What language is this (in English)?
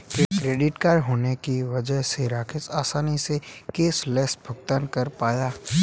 Hindi